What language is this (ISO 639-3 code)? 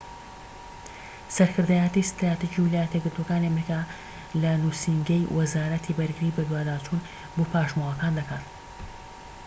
ckb